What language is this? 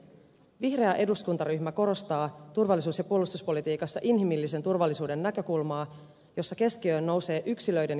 Finnish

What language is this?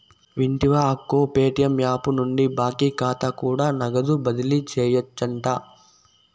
Telugu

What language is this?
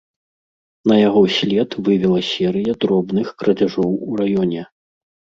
Belarusian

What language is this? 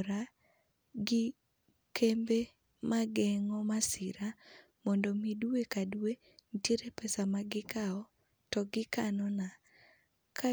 Luo (Kenya and Tanzania)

